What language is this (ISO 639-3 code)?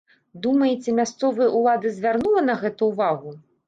bel